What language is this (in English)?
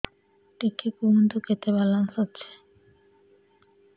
Odia